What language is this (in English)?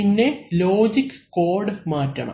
Malayalam